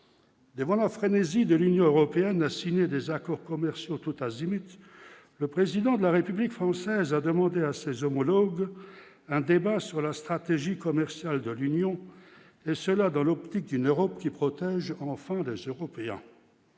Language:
French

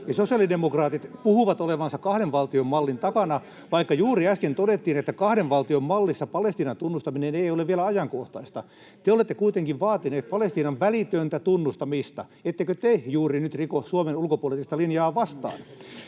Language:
Finnish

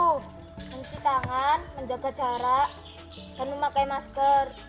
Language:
Indonesian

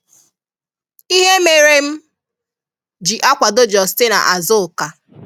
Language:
Igbo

